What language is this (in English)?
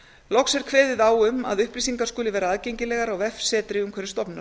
Icelandic